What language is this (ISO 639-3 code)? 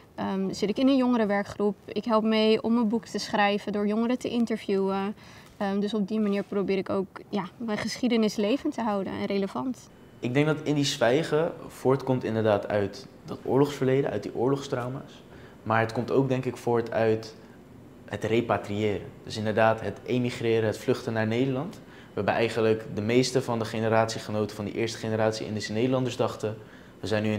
nld